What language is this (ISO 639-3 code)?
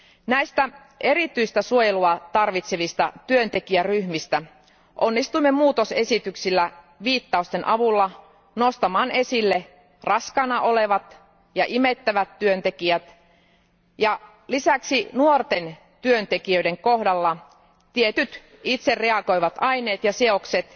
fin